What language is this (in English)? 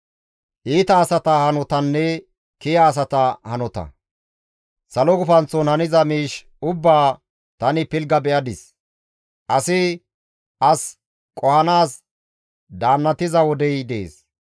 Gamo